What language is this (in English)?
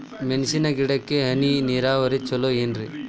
Kannada